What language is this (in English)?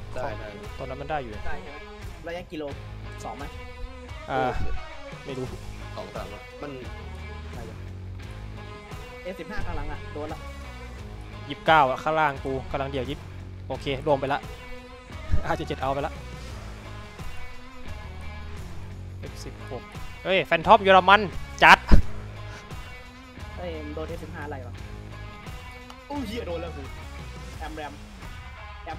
Thai